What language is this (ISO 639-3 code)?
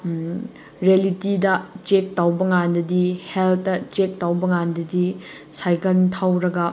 mni